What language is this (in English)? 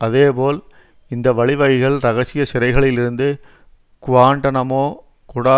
Tamil